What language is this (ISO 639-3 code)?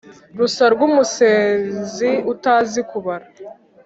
kin